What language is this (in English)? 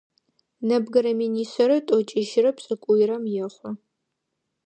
Adyghe